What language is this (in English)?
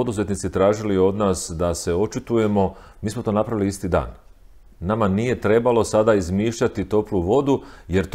Croatian